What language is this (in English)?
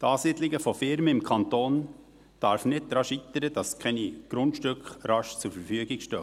Swiss German